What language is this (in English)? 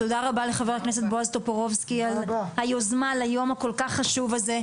Hebrew